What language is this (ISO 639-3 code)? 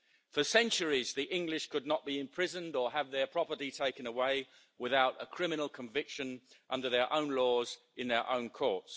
eng